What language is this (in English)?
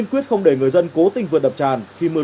Vietnamese